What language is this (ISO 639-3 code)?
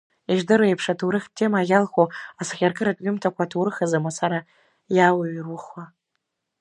abk